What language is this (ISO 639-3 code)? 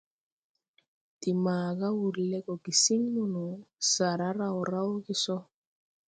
tui